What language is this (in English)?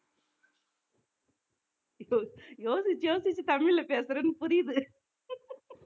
Tamil